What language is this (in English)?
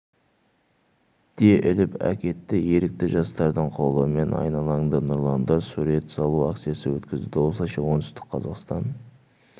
Kazakh